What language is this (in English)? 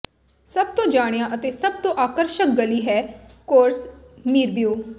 Punjabi